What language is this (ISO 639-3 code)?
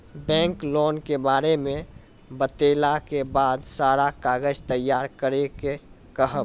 mai